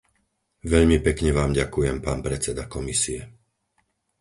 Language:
Slovak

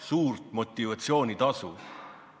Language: Estonian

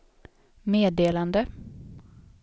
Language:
Swedish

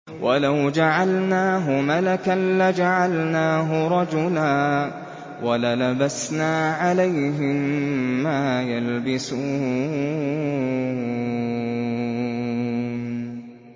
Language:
Arabic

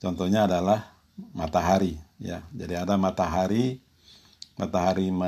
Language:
Indonesian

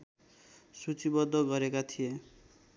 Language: Nepali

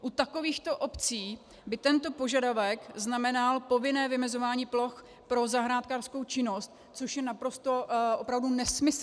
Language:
Czech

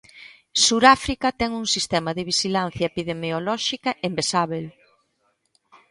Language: Galician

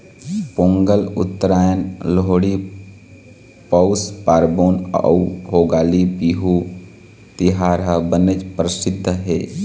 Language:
Chhattisgarhi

